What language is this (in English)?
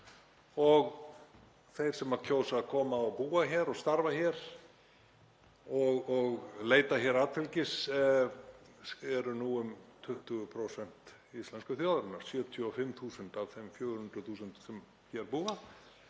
Icelandic